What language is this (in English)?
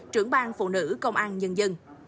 Vietnamese